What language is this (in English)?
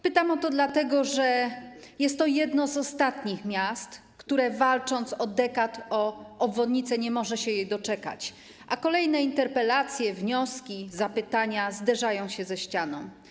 Polish